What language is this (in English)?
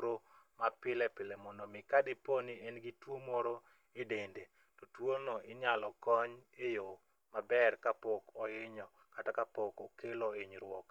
Luo (Kenya and Tanzania)